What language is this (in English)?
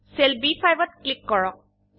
Assamese